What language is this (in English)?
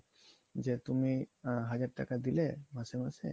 Bangla